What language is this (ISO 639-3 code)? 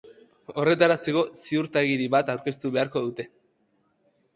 eus